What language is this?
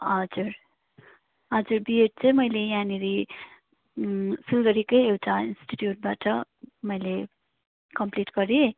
Nepali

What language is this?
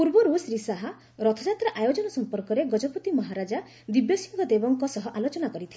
Odia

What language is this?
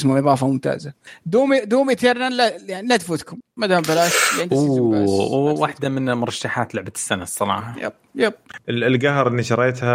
Arabic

